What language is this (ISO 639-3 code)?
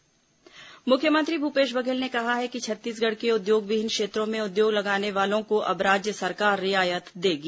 hin